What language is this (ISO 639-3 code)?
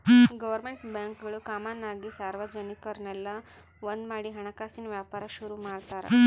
kan